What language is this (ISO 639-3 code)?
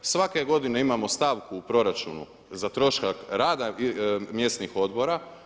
hrv